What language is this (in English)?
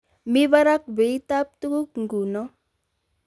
Kalenjin